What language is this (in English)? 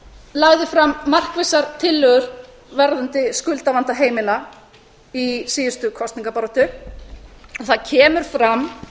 Icelandic